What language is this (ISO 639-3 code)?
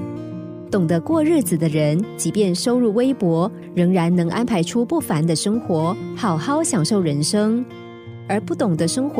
zho